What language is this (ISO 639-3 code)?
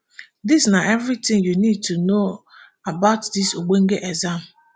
pcm